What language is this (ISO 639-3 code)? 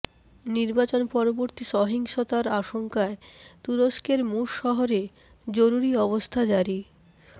ben